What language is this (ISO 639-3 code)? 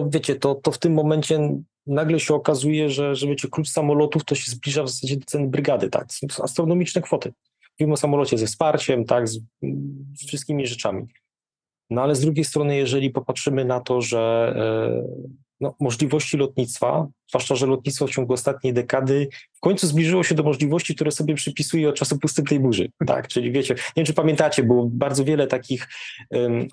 pol